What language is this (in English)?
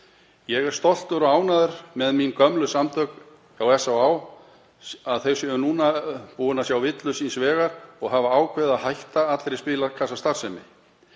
Icelandic